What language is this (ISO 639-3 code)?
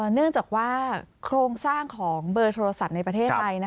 tha